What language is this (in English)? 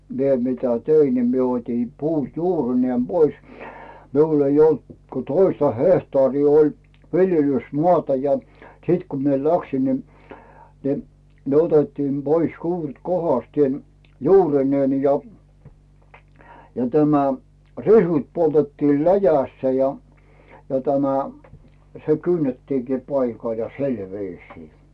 Finnish